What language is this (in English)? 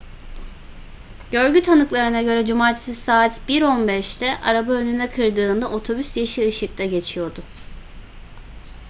Turkish